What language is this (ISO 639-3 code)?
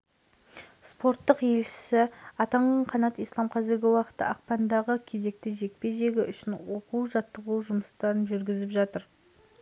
kaz